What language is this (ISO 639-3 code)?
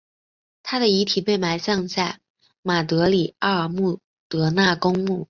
zho